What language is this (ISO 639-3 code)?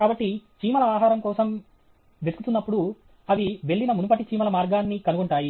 tel